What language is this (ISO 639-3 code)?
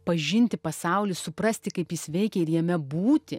lit